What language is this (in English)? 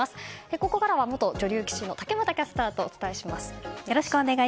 Japanese